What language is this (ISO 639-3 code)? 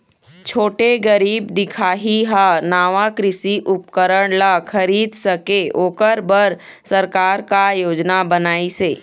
hne